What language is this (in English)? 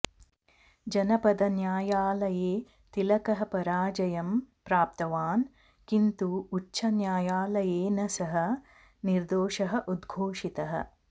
Sanskrit